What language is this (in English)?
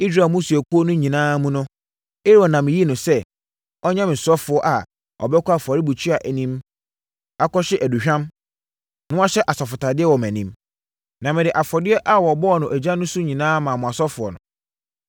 Akan